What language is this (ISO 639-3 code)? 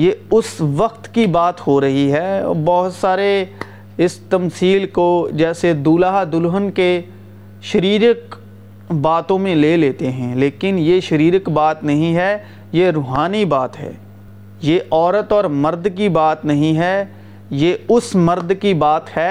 urd